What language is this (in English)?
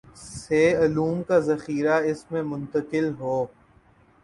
Urdu